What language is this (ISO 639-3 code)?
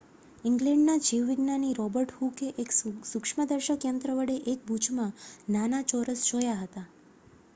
guj